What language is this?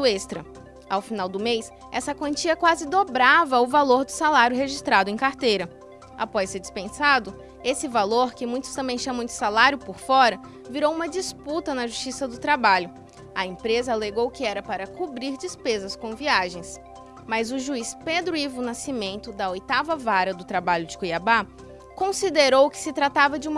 Portuguese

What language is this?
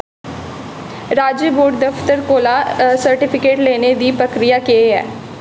Dogri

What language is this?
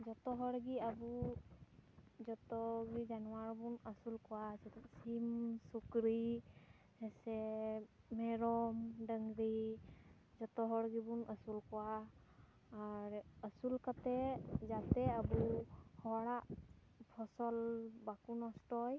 Santali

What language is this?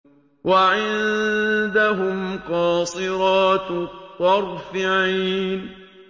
Arabic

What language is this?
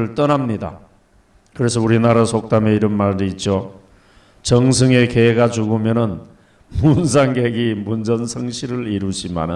Korean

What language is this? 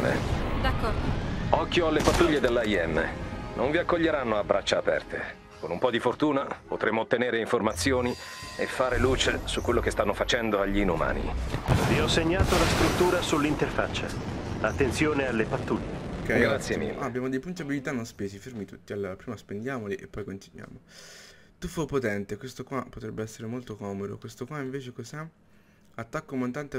Italian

